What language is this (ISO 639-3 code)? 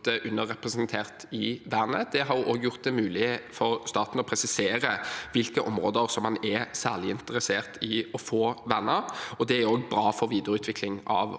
nor